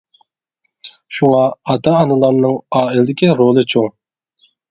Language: Uyghur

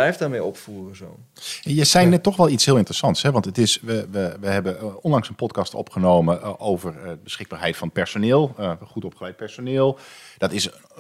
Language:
Dutch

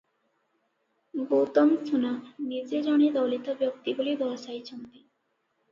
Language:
Odia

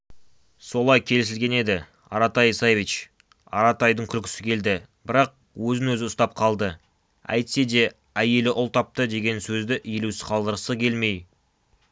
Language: Kazakh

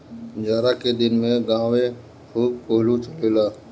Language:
Bhojpuri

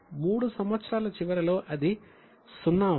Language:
Telugu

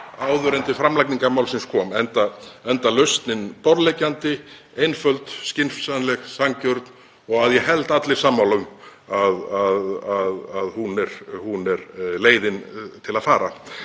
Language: Icelandic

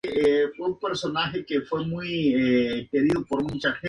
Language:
Spanish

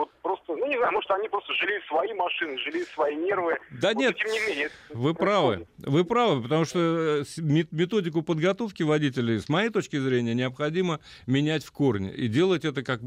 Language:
Russian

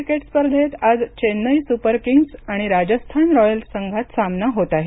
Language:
Marathi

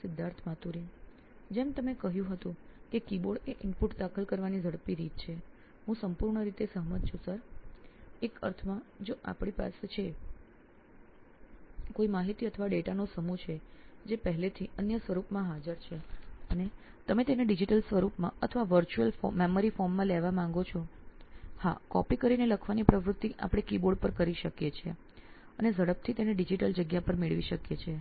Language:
Gujarati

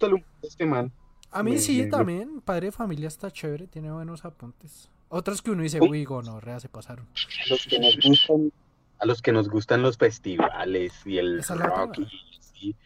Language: Spanish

